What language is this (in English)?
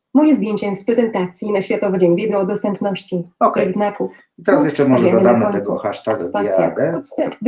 Polish